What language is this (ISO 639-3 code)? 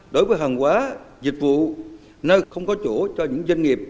vie